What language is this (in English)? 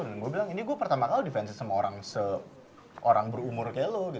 Indonesian